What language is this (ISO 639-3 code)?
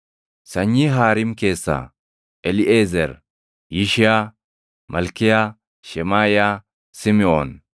orm